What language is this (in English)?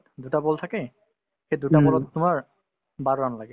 Assamese